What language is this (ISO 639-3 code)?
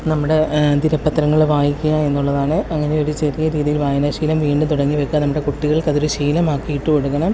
mal